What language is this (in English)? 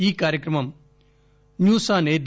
Telugu